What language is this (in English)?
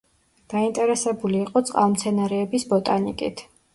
Georgian